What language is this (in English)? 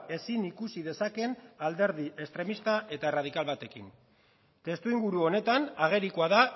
Basque